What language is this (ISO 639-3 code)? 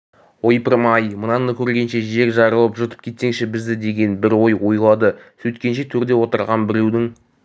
kaz